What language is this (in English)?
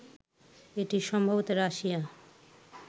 Bangla